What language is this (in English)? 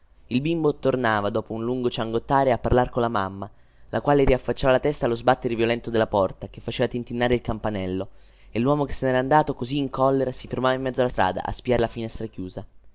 Italian